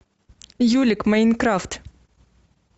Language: Russian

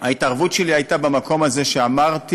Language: Hebrew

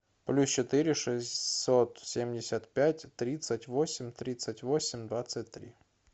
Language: Russian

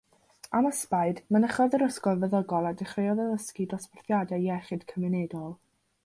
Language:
Welsh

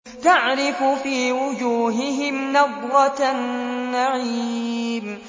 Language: Arabic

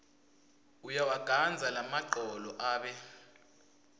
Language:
Swati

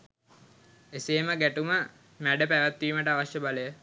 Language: Sinhala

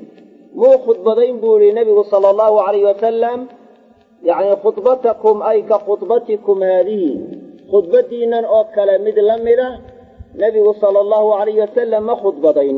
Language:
Arabic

